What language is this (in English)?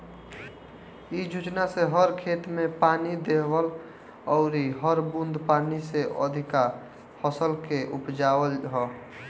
Bhojpuri